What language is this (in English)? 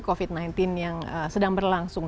Indonesian